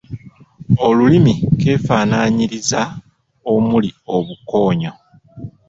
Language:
Ganda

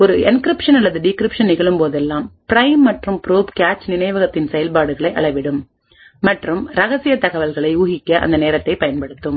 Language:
Tamil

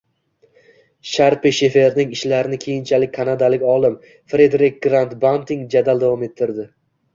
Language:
Uzbek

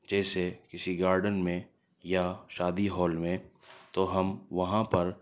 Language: Urdu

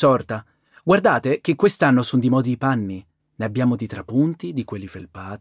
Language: Italian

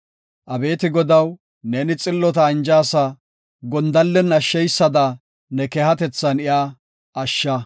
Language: Gofa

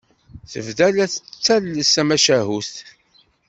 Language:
Kabyle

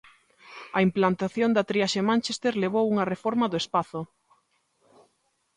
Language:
Galician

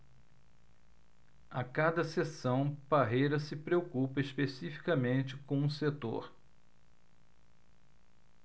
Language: Portuguese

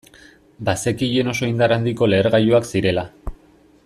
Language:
Basque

